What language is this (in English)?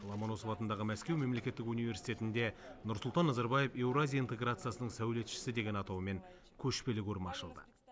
Kazakh